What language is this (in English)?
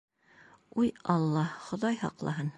Bashkir